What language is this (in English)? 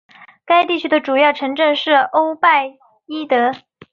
Chinese